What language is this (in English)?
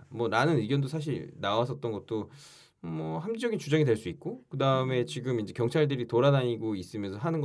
Korean